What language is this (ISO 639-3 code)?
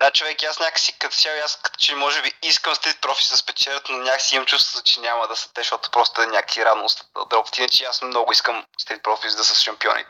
bul